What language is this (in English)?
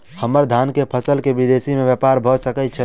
Maithili